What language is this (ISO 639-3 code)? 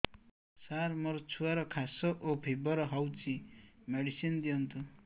ori